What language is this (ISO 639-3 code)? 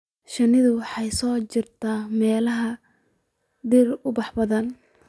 som